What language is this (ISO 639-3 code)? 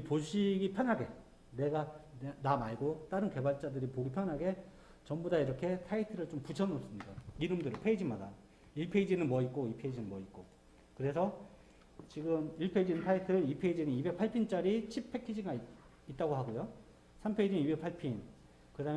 kor